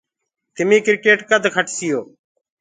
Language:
Gurgula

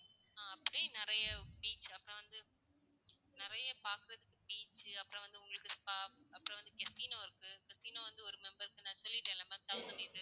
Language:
Tamil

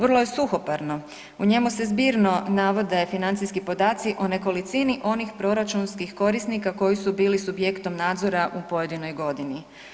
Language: Croatian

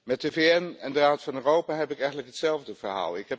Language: Dutch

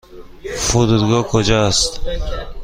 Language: Persian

